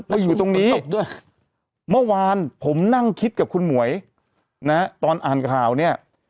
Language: Thai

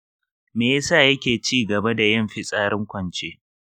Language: Hausa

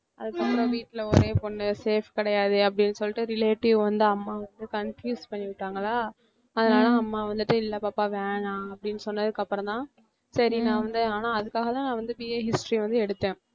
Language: Tamil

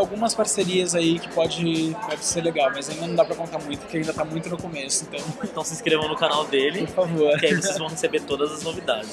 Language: Portuguese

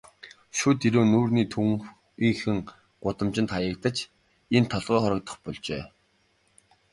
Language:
Mongolian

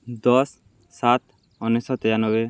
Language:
Odia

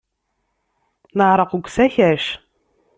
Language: Kabyle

